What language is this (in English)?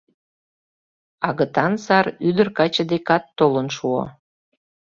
Mari